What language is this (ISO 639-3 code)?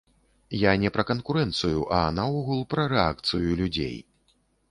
bel